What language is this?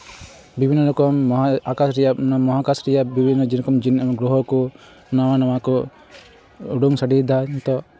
Santali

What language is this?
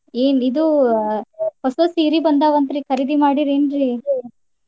Kannada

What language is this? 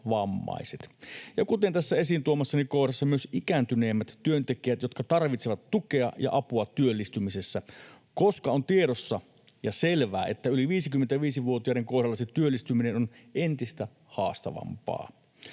Finnish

